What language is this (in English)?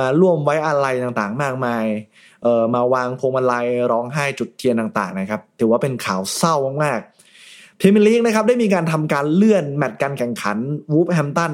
Thai